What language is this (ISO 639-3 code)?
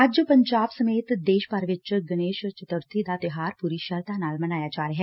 pan